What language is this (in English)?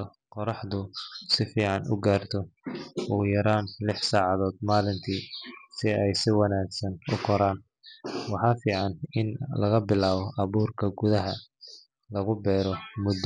Somali